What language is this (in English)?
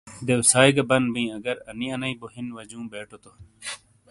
Shina